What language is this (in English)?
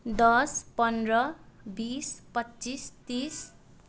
Nepali